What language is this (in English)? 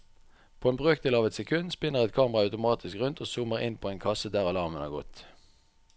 Norwegian